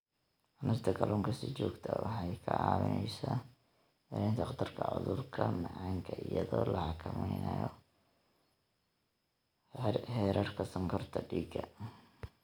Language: Somali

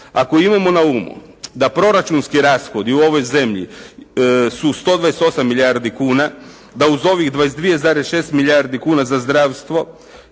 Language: Croatian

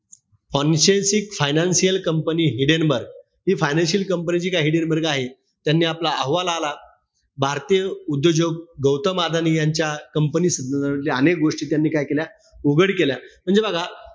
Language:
Marathi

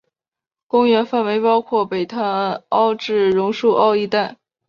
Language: Chinese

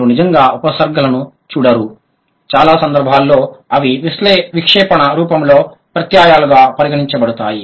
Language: Telugu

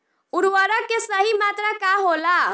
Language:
Bhojpuri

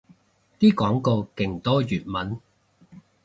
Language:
Cantonese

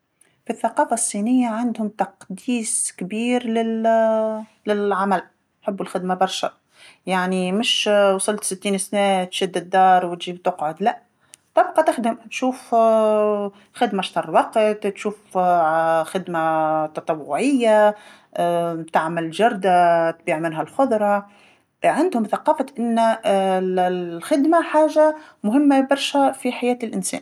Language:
Tunisian Arabic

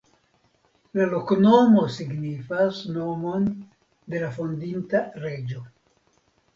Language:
Esperanto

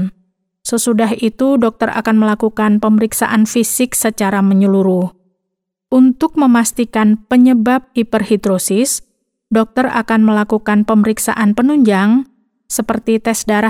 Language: Indonesian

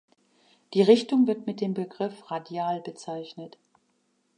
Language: German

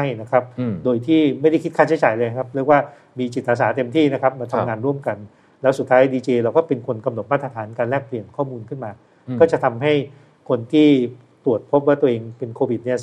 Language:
Thai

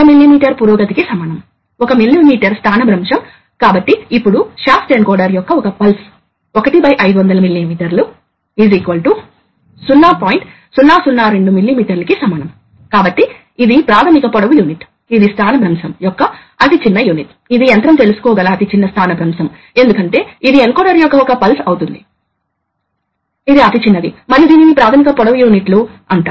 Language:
Telugu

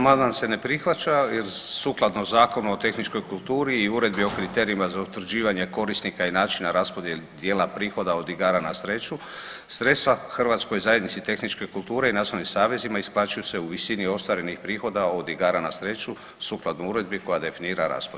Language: Croatian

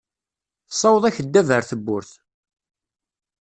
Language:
Kabyle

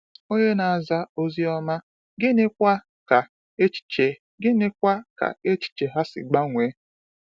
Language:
Igbo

